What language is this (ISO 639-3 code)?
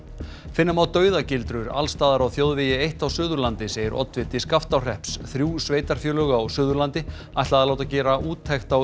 isl